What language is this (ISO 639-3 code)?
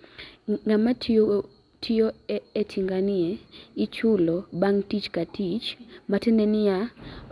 luo